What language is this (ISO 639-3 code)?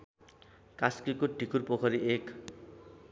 nep